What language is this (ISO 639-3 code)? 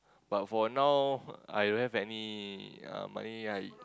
eng